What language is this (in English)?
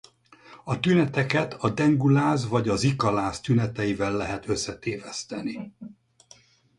Hungarian